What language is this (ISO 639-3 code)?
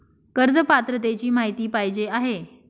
mar